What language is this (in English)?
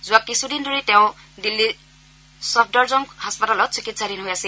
Assamese